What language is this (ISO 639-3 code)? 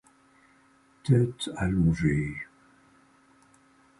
fra